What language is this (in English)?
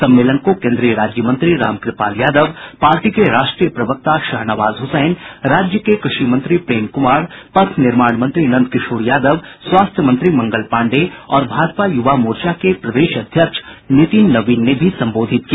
Hindi